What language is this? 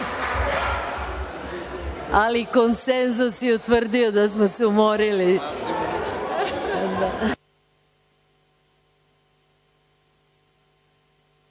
Serbian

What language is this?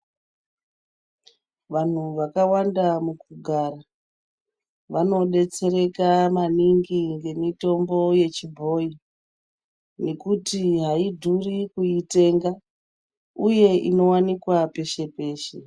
Ndau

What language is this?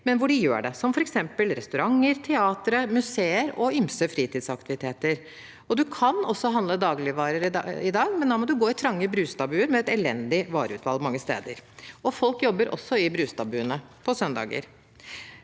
Norwegian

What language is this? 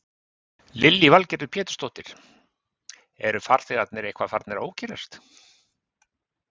Icelandic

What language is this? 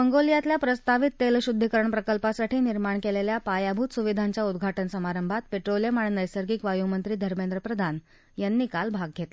Marathi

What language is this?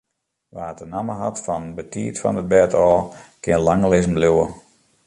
Western Frisian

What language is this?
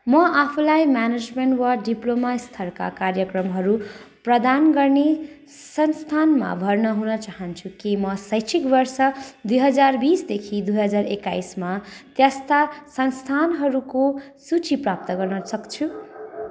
Nepali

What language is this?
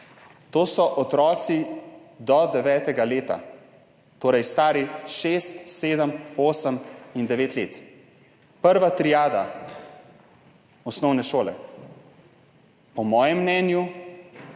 Slovenian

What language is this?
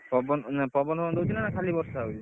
Odia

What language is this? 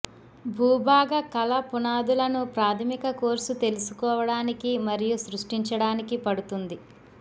Telugu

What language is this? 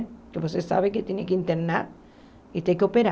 Portuguese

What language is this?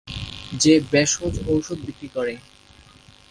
Bangla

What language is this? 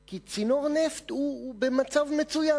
Hebrew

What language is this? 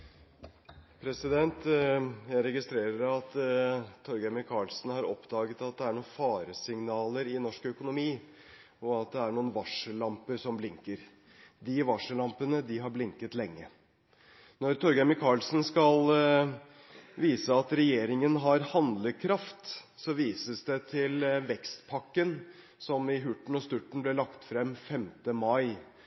Norwegian Bokmål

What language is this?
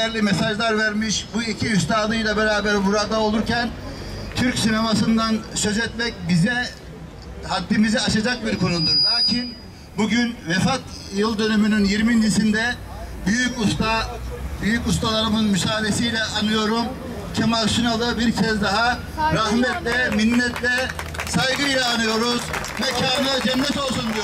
Turkish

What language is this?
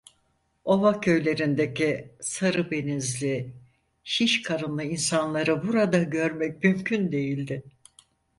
Turkish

